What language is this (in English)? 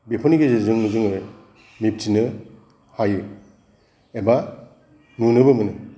Bodo